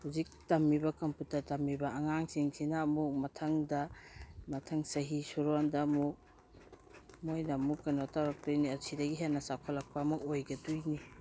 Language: Manipuri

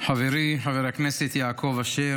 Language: Hebrew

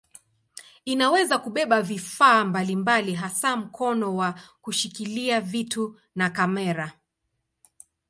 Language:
Swahili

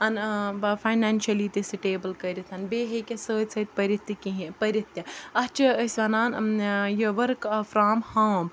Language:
Kashmiri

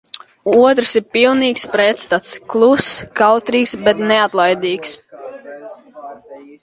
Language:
Latvian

